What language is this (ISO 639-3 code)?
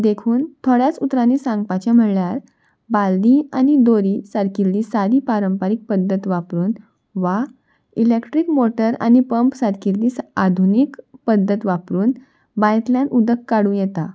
kok